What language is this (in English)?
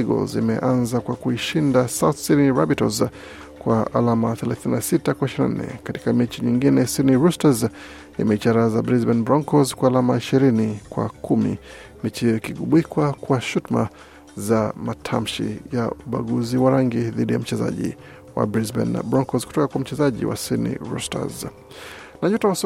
Swahili